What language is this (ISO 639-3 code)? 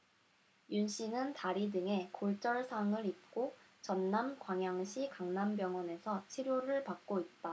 kor